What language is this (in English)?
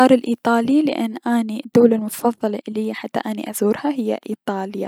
Mesopotamian Arabic